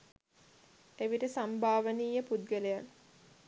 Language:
Sinhala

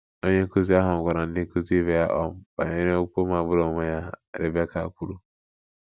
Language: Igbo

